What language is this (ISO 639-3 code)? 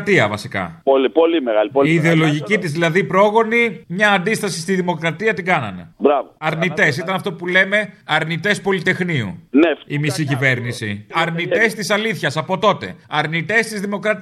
ell